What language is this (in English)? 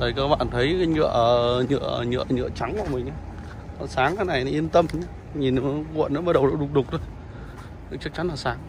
Vietnamese